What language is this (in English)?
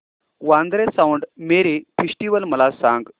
Marathi